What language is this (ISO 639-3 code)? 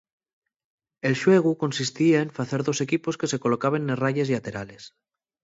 ast